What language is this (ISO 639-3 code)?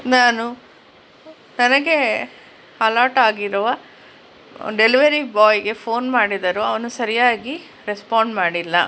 kan